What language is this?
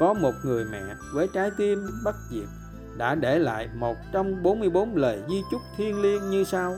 Vietnamese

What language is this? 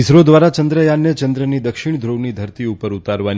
Gujarati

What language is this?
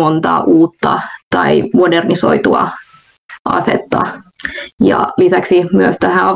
Finnish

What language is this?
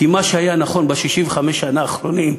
Hebrew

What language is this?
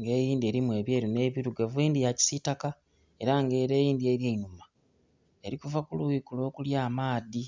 Soga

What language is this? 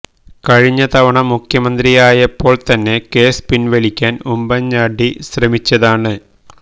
Malayalam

